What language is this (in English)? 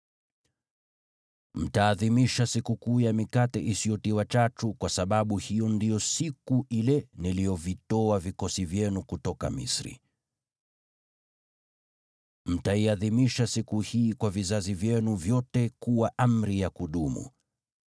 Swahili